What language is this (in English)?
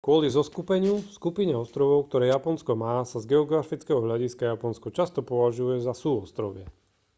Slovak